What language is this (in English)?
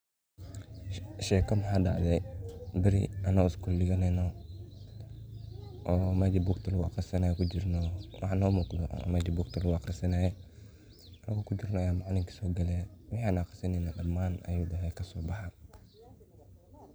Somali